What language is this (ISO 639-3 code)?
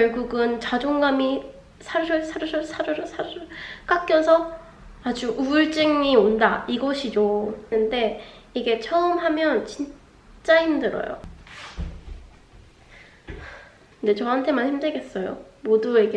kor